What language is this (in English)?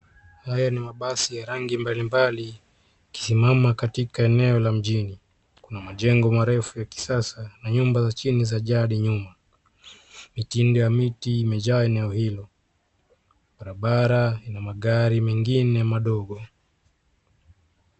Swahili